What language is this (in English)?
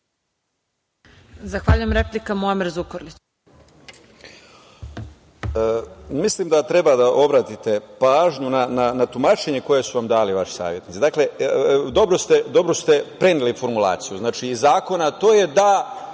Serbian